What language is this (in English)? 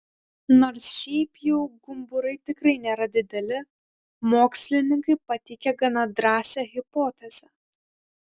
Lithuanian